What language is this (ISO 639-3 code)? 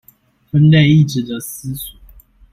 zho